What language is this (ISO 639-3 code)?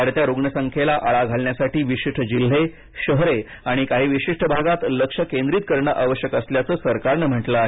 mar